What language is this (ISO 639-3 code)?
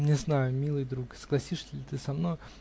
rus